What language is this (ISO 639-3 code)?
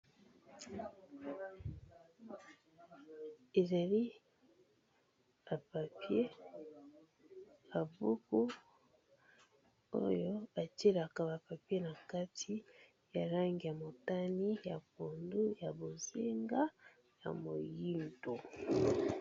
lin